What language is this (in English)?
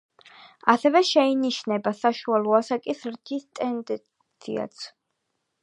Georgian